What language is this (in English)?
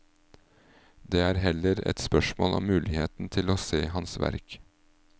Norwegian